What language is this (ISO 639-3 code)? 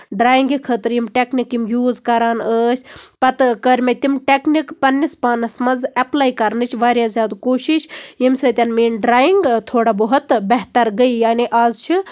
kas